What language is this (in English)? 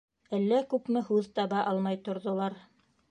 Bashkir